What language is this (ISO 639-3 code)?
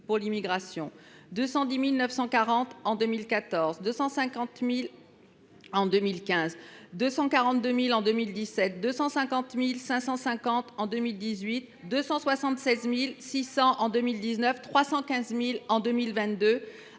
fra